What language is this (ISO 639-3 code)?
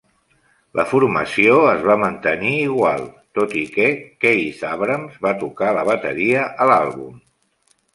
cat